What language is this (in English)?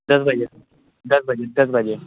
Urdu